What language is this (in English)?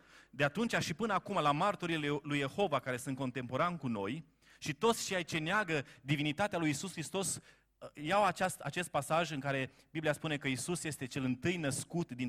Romanian